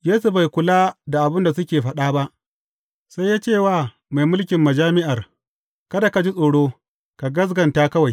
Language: Hausa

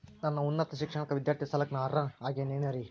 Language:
Kannada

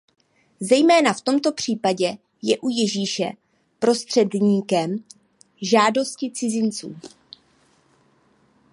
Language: Czech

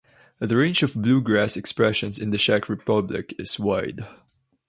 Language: English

